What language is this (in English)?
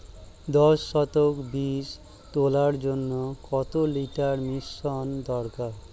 Bangla